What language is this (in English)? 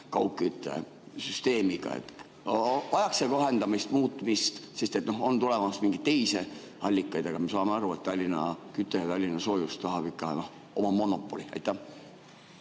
Estonian